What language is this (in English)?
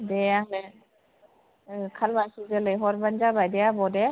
Bodo